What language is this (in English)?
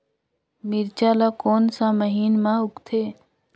Chhattisgarhi